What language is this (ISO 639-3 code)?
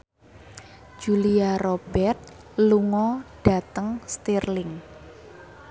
jav